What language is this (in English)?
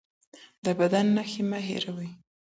Pashto